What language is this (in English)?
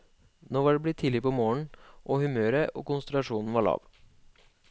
Norwegian